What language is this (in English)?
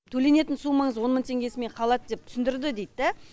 Kazakh